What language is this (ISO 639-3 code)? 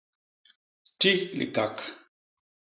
bas